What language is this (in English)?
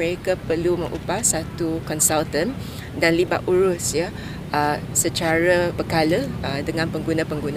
Malay